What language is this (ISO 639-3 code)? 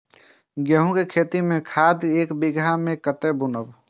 mai